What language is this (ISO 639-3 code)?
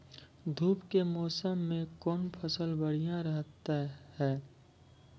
mai